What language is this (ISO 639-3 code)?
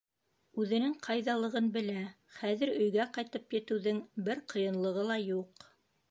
bak